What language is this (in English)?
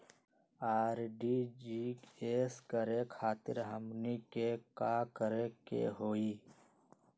Magahi